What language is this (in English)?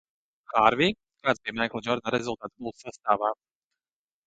Latvian